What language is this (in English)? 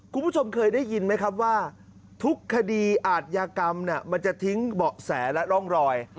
Thai